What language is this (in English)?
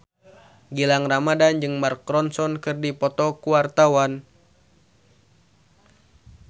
Sundanese